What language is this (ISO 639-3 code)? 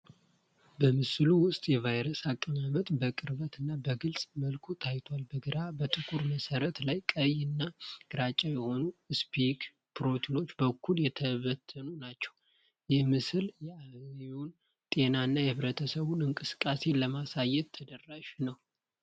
amh